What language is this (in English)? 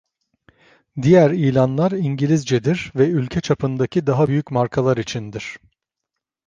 Turkish